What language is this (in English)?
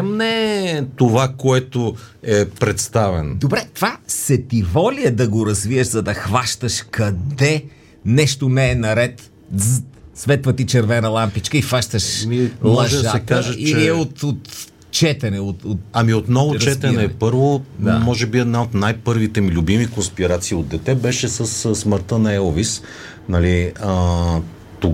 Bulgarian